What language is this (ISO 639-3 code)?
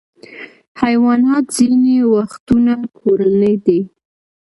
pus